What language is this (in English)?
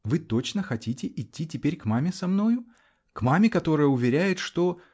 Russian